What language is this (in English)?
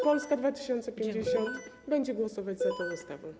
Polish